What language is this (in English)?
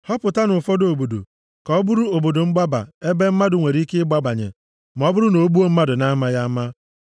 Igbo